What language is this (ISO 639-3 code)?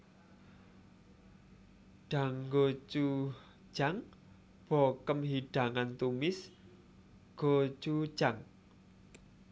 jav